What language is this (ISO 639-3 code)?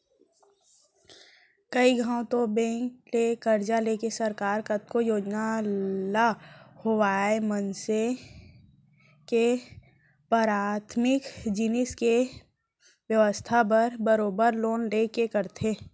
hne